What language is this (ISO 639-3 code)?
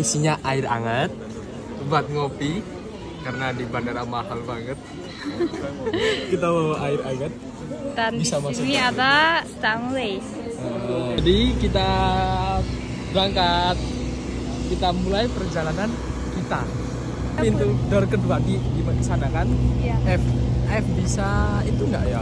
ind